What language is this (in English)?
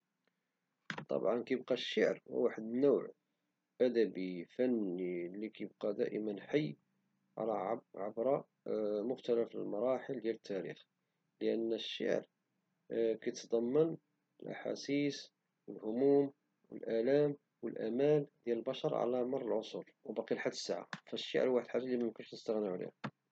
Moroccan Arabic